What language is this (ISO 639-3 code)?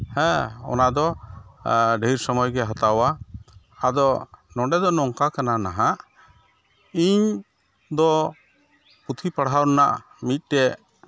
sat